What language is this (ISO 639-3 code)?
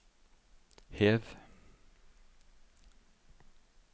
nor